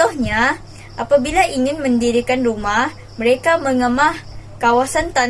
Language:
Malay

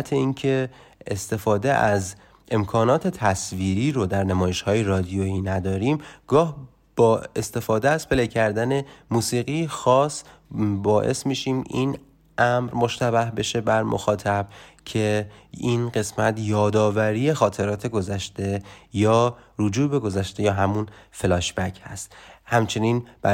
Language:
Persian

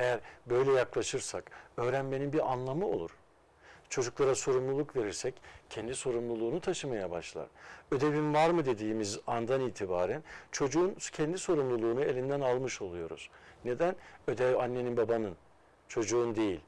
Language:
Turkish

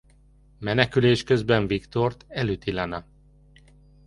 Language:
Hungarian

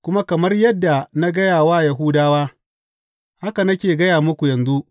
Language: Hausa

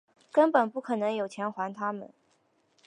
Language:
Chinese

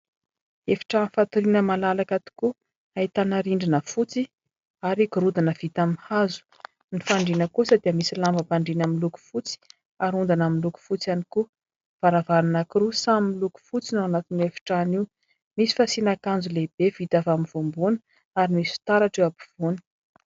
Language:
Malagasy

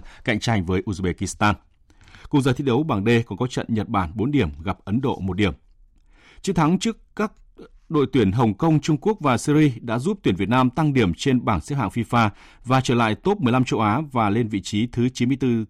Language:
Vietnamese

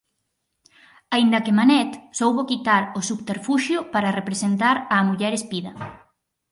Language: Galician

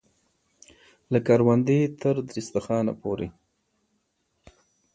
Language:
Pashto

